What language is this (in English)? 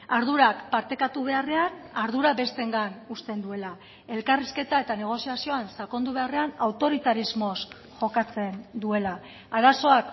Basque